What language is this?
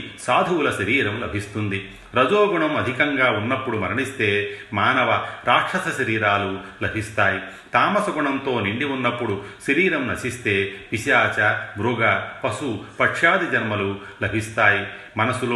Telugu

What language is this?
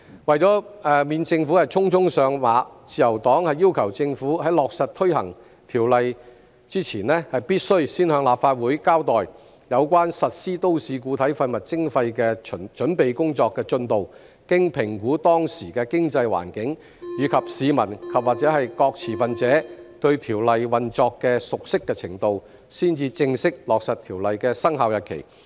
Cantonese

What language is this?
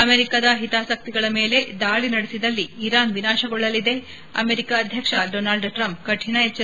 Kannada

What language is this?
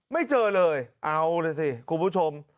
Thai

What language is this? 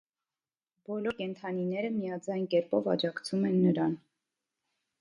Armenian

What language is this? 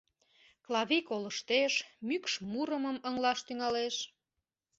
Mari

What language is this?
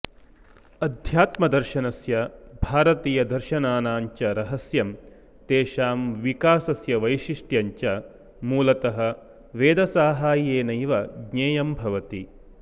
Sanskrit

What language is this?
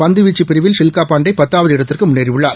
Tamil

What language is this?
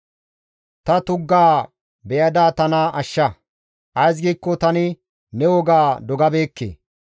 Gamo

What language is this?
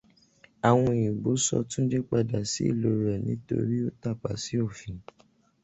Yoruba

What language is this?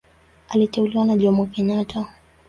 Swahili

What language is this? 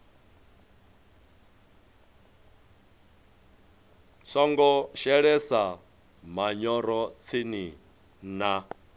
Venda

